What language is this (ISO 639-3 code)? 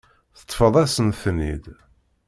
kab